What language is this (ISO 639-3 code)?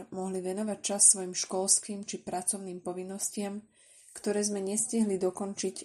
slk